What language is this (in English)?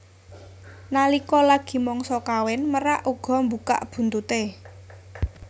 Javanese